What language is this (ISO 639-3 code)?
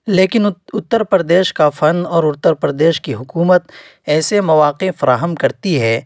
urd